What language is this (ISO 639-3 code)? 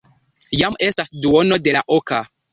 epo